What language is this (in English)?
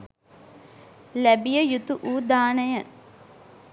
Sinhala